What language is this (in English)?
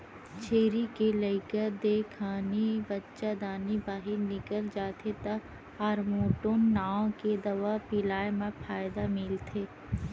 Chhattisgarhi